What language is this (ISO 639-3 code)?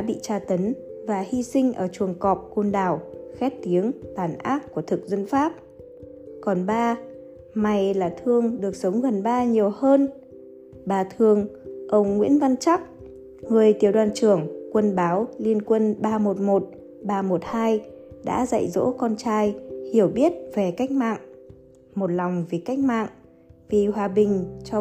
vie